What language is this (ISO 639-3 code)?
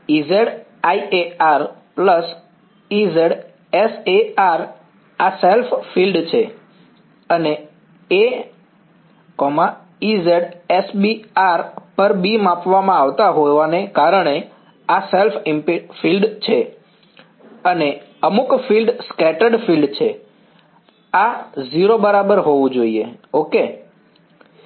guj